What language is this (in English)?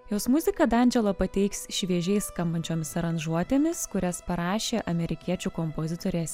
Lithuanian